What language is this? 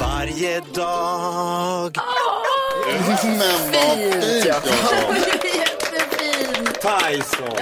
Swedish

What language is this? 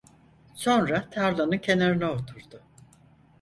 Turkish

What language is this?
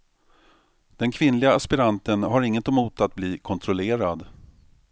Swedish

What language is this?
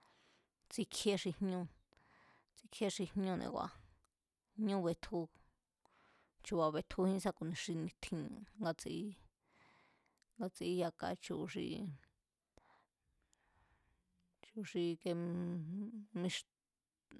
Mazatlán Mazatec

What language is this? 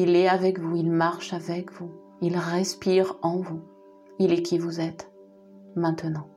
French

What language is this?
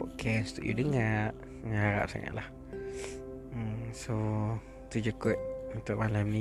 Malay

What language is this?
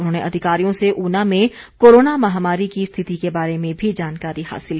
Hindi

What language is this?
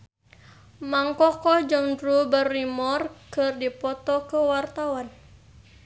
Sundanese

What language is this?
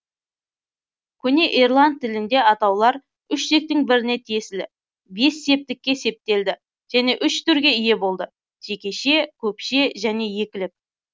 Kazakh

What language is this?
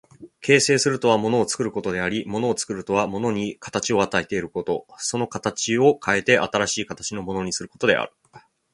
Japanese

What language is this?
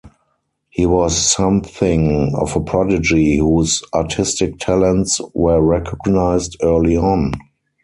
English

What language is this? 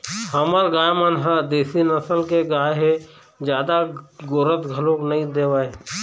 Chhattisgarhi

